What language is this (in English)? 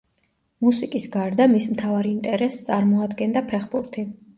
Georgian